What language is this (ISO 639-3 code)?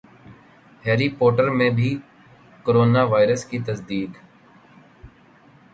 urd